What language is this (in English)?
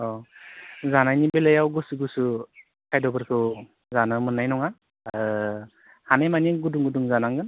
Bodo